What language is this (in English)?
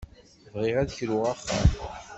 Kabyle